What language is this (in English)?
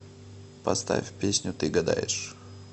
Russian